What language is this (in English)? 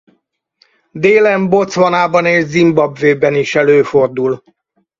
Hungarian